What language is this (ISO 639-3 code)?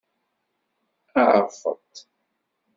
kab